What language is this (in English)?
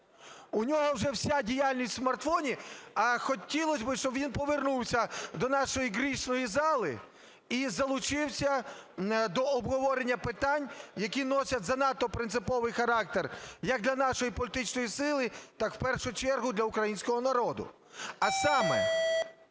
Ukrainian